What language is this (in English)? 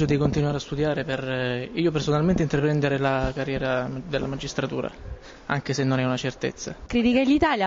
Italian